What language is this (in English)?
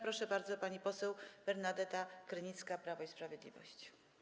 Polish